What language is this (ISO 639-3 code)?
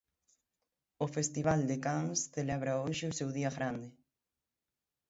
glg